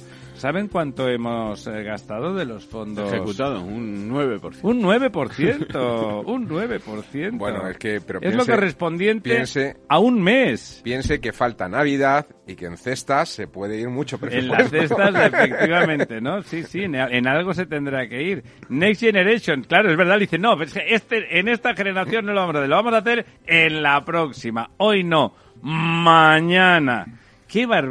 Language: Spanish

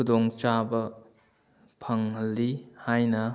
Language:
Manipuri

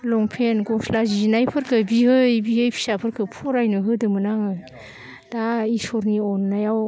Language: Bodo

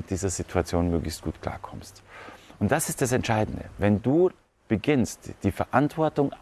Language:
German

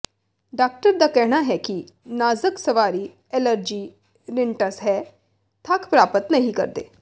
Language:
Punjabi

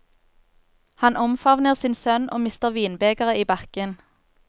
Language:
Norwegian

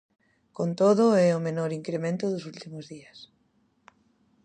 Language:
Galician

